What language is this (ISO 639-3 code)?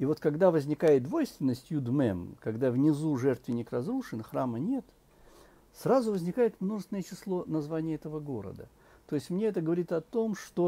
rus